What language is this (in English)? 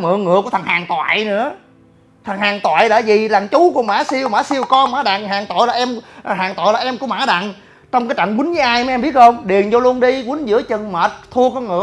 Vietnamese